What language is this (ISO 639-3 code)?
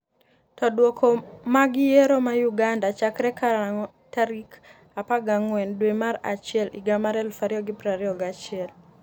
luo